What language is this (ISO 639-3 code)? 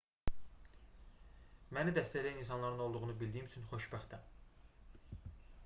aze